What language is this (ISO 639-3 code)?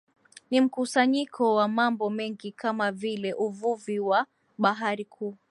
swa